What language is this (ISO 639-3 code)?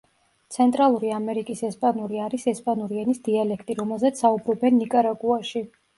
kat